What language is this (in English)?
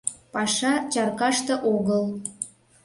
Mari